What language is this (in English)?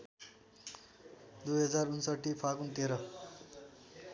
Nepali